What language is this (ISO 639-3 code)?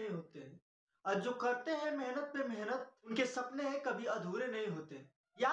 hin